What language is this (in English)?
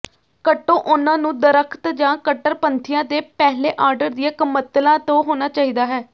Punjabi